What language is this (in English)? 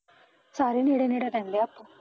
Punjabi